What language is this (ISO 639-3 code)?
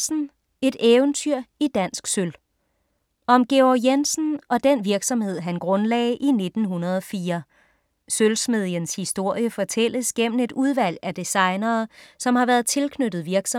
dan